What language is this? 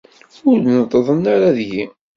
Kabyle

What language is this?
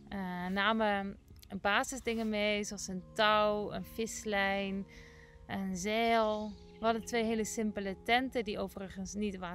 Dutch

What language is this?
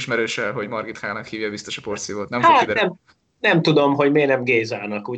Hungarian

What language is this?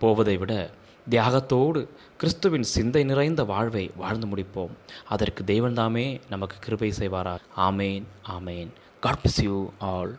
Tamil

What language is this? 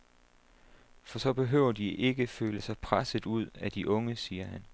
Danish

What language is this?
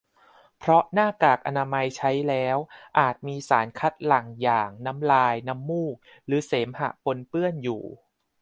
Thai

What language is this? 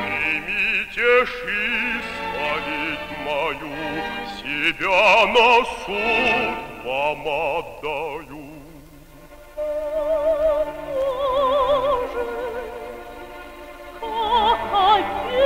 Russian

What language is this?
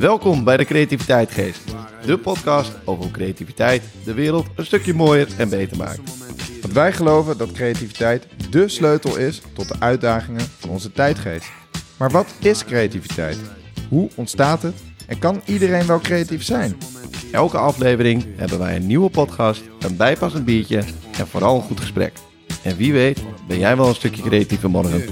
Dutch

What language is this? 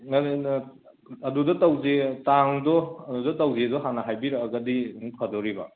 Manipuri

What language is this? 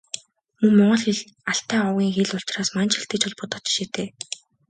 Mongolian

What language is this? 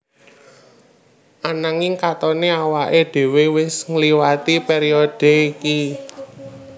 Javanese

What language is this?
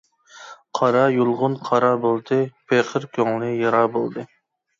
Uyghur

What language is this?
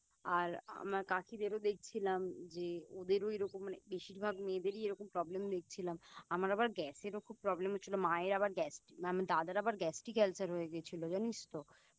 Bangla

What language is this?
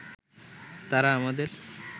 Bangla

